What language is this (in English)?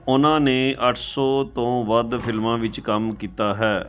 Punjabi